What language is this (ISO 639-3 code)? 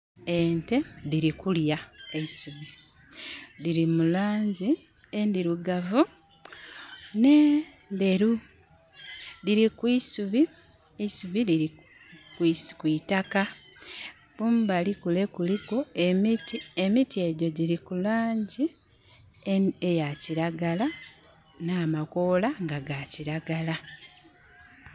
xog